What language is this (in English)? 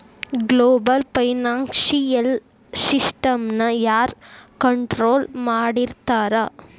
Kannada